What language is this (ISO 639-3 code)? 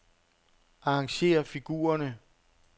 dan